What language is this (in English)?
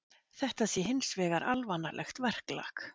Icelandic